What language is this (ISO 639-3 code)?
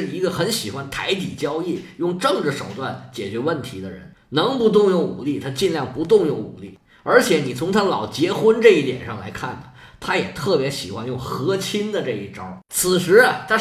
zho